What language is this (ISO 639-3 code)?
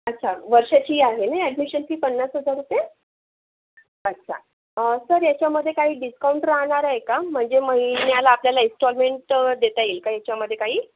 mar